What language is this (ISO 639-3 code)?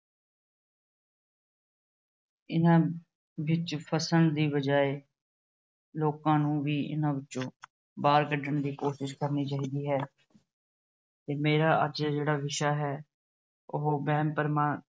pan